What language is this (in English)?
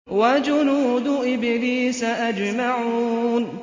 Arabic